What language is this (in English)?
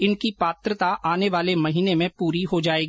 Hindi